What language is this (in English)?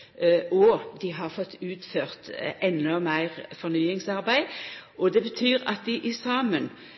Norwegian Nynorsk